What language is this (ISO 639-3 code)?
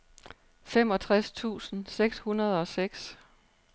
dan